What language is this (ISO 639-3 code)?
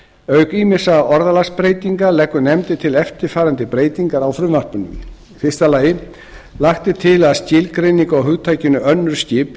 isl